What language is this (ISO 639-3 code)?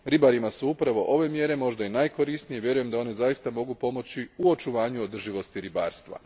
hrv